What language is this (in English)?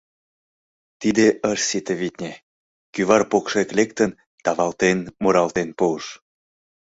Mari